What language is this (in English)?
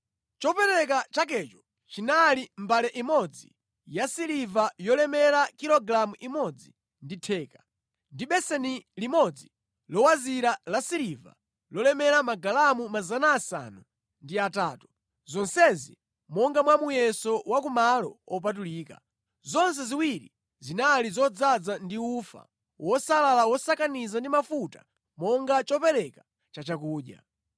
Nyanja